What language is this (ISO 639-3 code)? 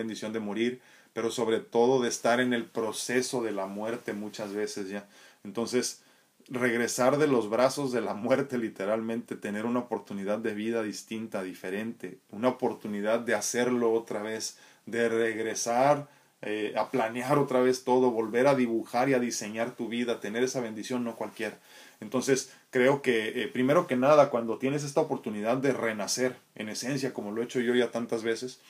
spa